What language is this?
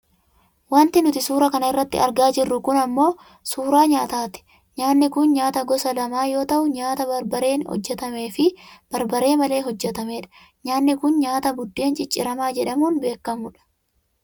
Oromo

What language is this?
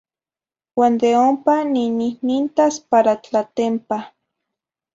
Zacatlán-Ahuacatlán-Tepetzintla Nahuatl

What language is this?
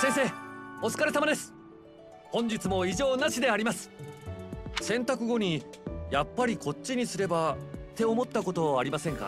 Japanese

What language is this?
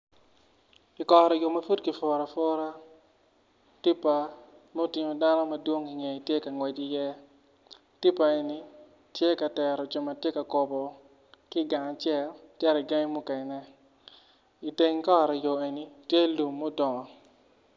Acoli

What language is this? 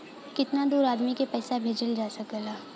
Bhojpuri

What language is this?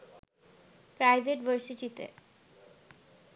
Bangla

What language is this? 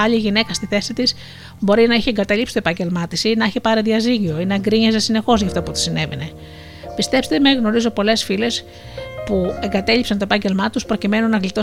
Greek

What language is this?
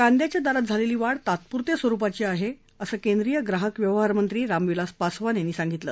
Marathi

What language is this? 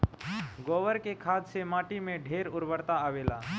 Bhojpuri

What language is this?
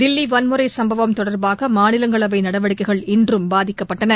Tamil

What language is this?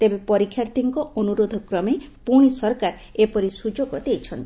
Odia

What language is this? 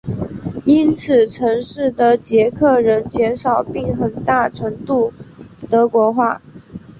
Chinese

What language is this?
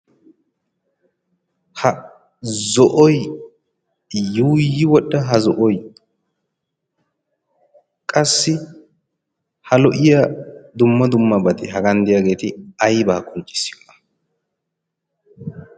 Wolaytta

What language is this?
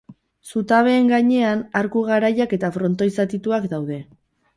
Basque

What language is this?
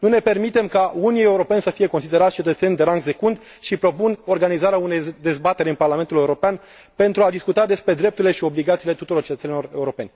Romanian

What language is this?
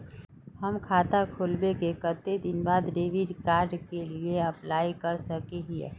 Magahi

